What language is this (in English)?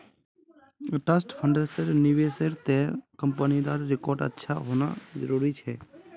Magahi